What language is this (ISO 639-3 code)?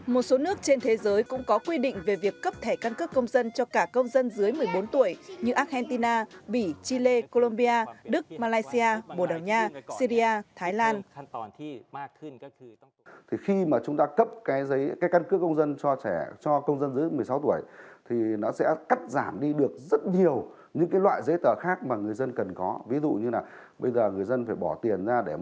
vie